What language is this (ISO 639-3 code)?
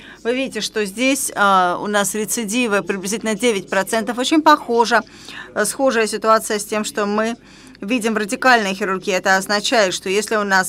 rus